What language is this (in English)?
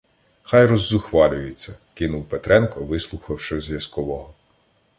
Ukrainian